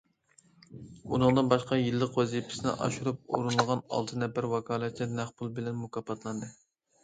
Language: Uyghur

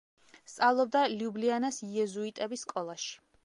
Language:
Georgian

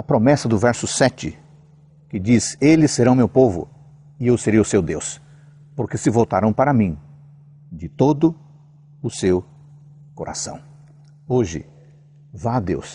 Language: Portuguese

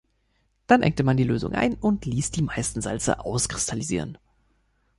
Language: German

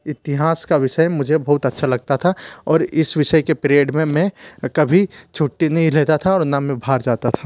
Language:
Hindi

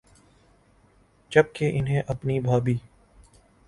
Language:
Urdu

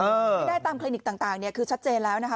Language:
Thai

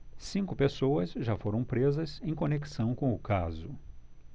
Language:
Portuguese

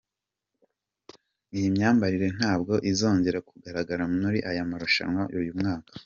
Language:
Kinyarwanda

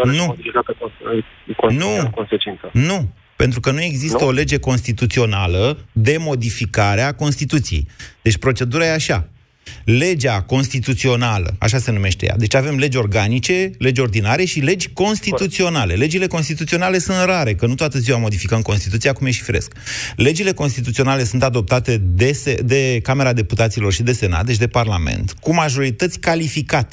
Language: Romanian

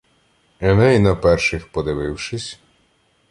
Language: Ukrainian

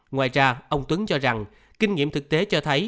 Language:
Vietnamese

